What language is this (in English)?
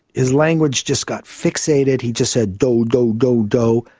English